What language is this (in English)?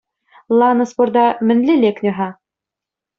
Chuvash